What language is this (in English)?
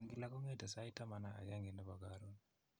Kalenjin